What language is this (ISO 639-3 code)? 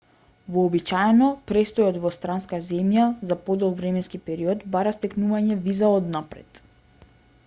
mkd